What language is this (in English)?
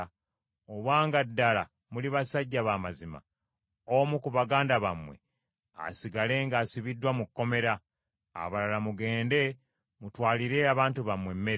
Ganda